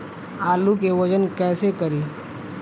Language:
Bhojpuri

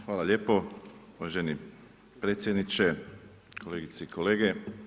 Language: Croatian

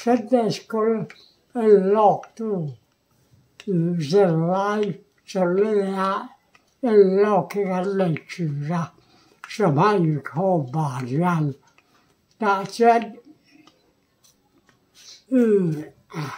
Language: Thai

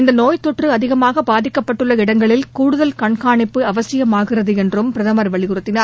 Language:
Tamil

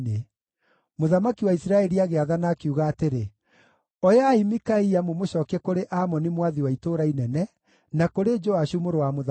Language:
Kikuyu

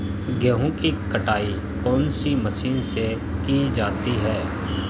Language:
Hindi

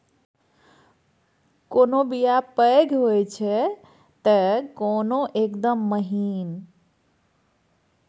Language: Maithili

